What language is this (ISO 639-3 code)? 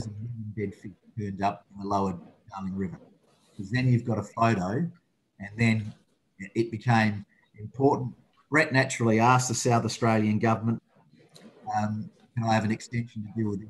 eng